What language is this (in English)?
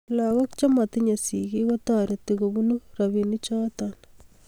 Kalenjin